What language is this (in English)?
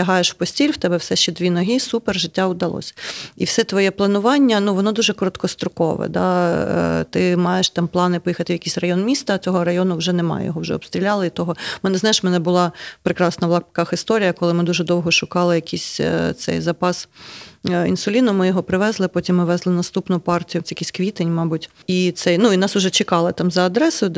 Ukrainian